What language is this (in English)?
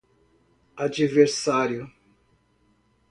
Portuguese